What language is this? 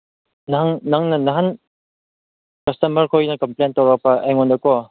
Manipuri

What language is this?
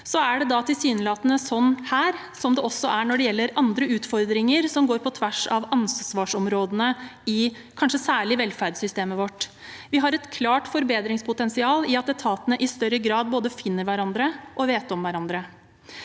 Norwegian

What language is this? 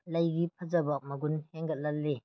Manipuri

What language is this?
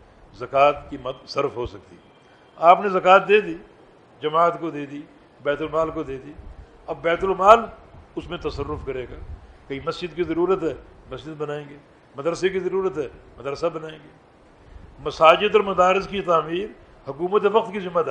Urdu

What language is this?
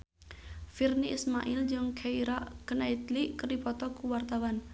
Sundanese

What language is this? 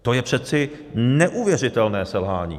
Czech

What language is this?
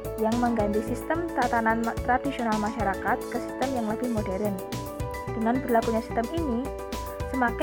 Indonesian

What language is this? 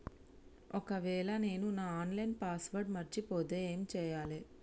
Telugu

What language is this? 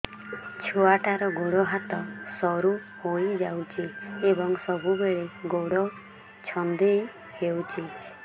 Odia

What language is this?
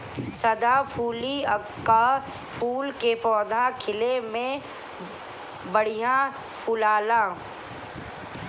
Bhojpuri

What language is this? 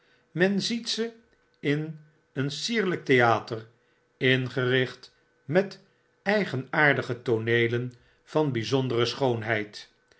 Dutch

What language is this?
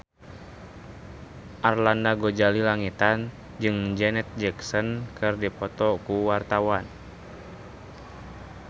Sundanese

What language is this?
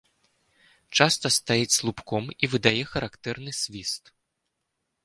Belarusian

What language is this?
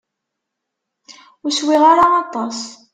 Kabyle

